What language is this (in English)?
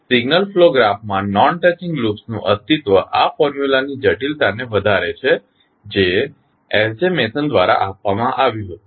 Gujarati